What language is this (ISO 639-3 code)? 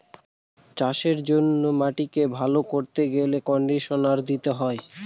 ben